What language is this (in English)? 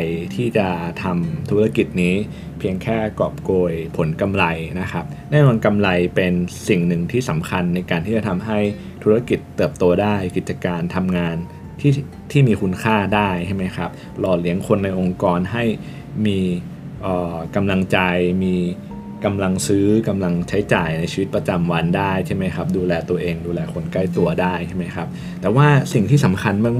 Thai